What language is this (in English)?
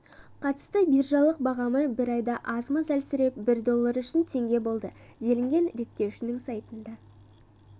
Kazakh